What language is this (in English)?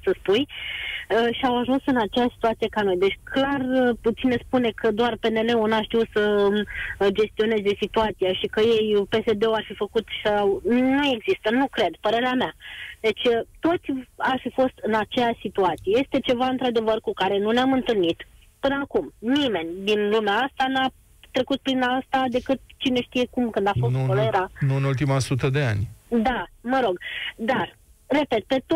Romanian